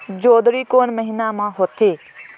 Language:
Chhattisgarhi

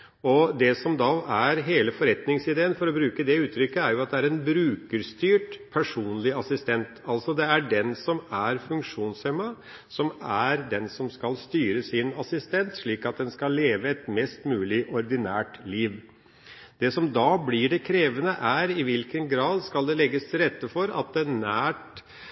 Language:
Norwegian Bokmål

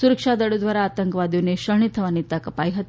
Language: Gujarati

